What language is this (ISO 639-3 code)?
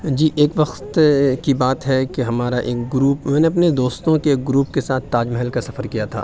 urd